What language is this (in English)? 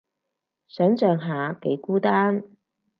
Cantonese